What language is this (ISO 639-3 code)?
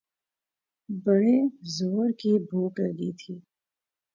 urd